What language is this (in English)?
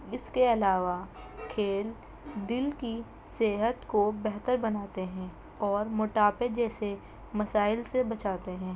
Urdu